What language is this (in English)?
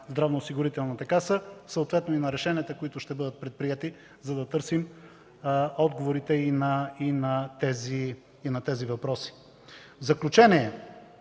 Bulgarian